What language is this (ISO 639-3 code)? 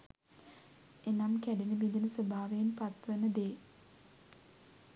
sin